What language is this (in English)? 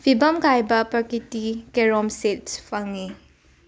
Manipuri